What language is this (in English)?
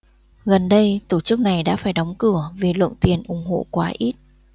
Vietnamese